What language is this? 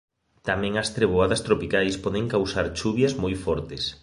Galician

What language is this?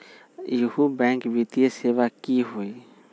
Magahi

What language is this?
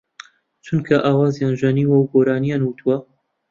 Central Kurdish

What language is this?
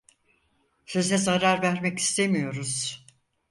Turkish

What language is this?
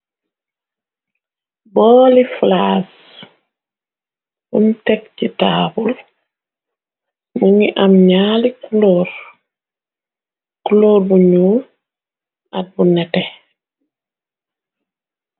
Wolof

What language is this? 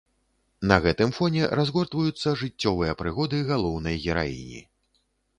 Belarusian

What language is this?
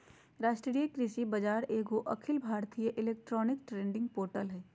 Magahi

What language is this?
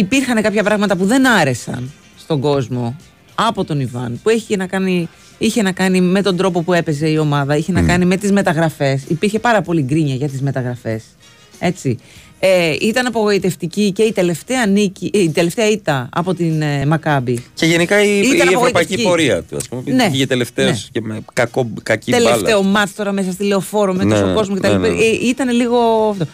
Greek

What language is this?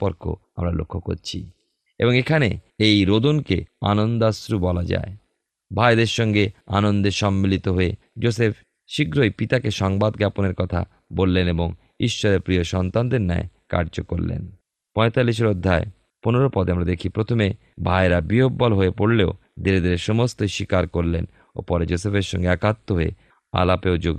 Bangla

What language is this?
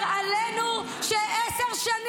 Hebrew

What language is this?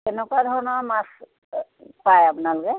Assamese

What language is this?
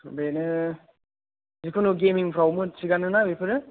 Bodo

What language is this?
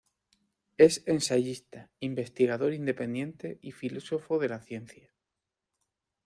Spanish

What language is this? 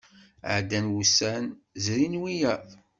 Kabyle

